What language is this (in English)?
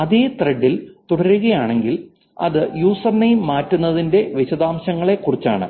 Malayalam